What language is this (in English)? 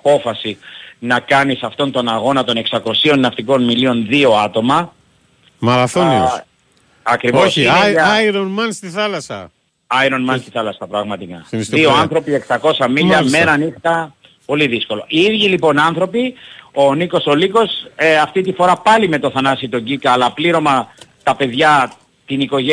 Greek